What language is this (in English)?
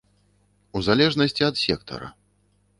Belarusian